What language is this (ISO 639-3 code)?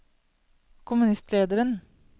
nor